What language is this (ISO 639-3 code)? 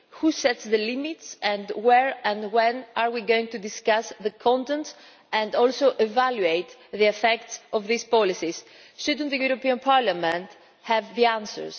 eng